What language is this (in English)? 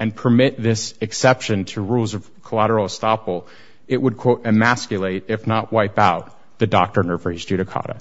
English